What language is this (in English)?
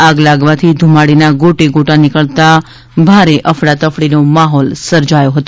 Gujarati